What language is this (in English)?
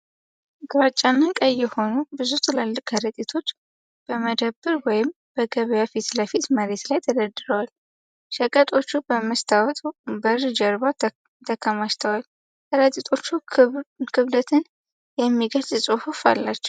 Amharic